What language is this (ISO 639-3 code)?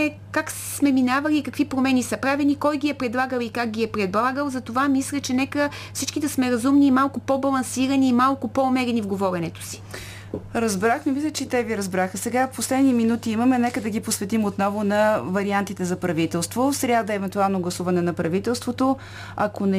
bul